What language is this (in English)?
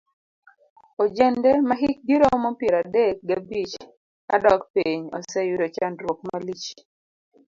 Luo (Kenya and Tanzania)